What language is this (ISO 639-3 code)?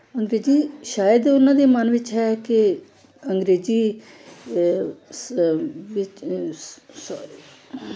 pan